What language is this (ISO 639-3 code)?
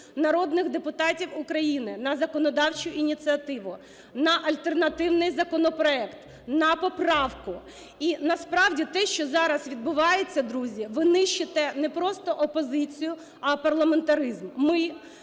ukr